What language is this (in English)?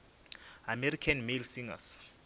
Northern Sotho